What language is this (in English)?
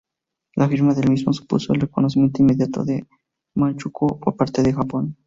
Spanish